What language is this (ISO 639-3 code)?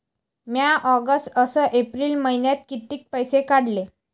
mar